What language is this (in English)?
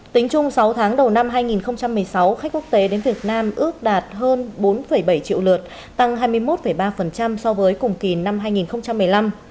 Vietnamese